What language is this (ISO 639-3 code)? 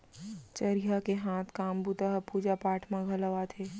hne